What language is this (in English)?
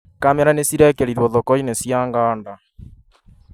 Kikuyu